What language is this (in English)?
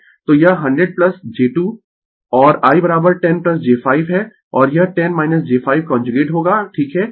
Hindi